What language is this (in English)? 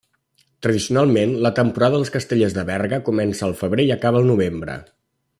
Catalan